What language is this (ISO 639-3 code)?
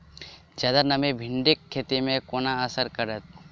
mai